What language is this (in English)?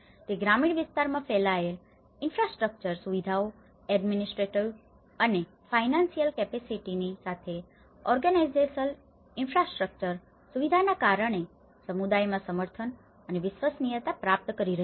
Gujarati